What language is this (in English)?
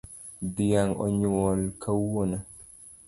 Luo (Kenya and Tanzania)